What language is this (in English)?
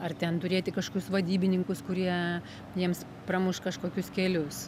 Lithuanian